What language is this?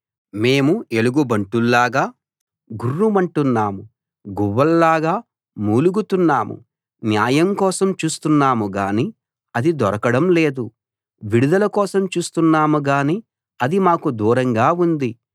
Telugu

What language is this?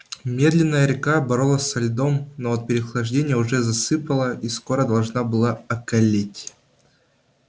Russian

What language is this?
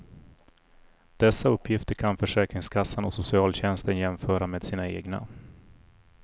Swedish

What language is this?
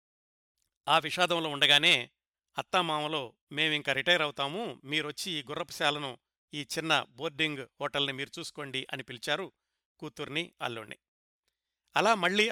Telugu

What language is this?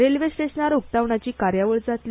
Konkani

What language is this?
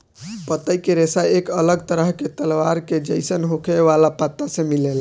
Bhojpuri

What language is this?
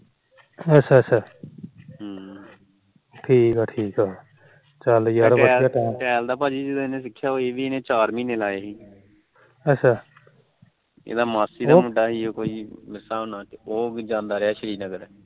Punjabi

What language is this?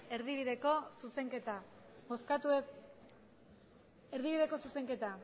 Basque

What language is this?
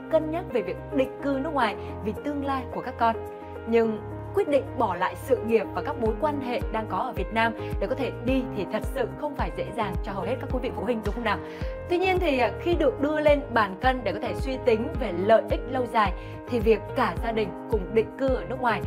Vietnamese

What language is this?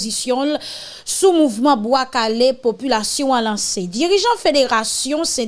French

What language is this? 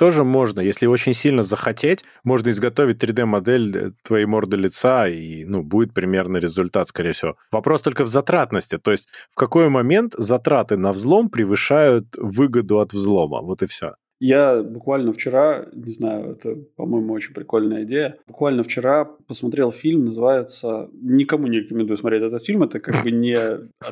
Russian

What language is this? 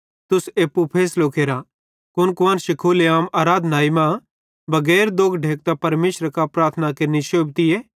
Bhadrawahi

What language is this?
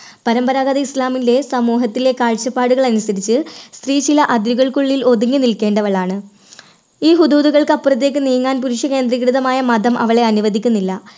Malayalam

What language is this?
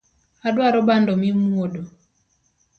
Luo (Kenya and Tanzania)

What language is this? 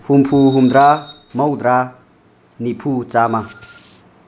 Manipuri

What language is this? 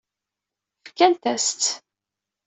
Kabyle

